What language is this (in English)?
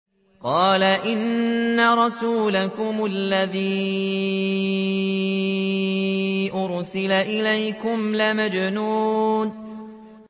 Arabic